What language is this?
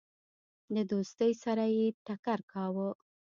Pashto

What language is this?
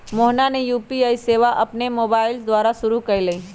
Magahi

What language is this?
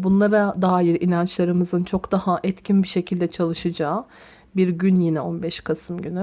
Turkish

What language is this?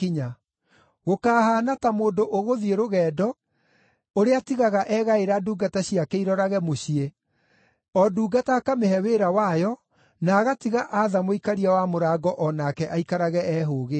Kikuyu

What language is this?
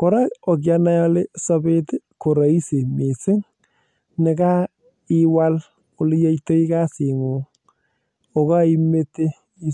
Kalenjin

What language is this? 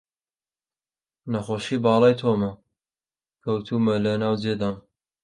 Central Kurdish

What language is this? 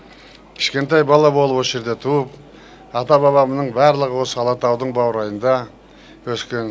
Kazakh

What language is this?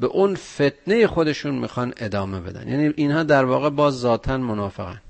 Persian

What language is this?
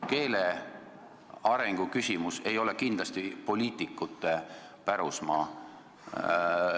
Estonian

